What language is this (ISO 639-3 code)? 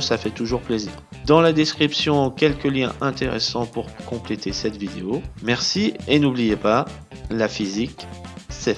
fra